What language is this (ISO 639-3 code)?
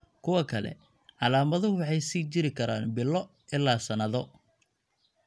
som